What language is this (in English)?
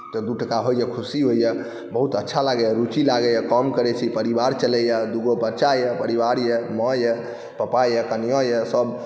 Maithili